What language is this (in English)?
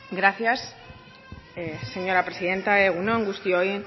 Basque